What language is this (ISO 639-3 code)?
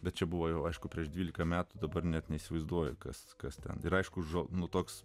lit